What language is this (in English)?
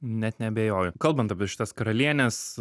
Lithuanian